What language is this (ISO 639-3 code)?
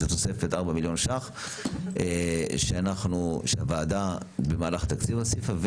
heb